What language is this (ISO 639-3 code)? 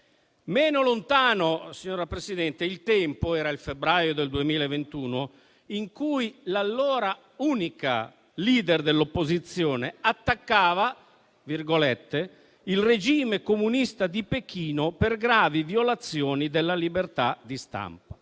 ita